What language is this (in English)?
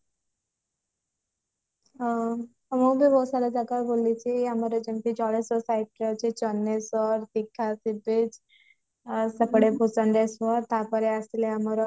Odia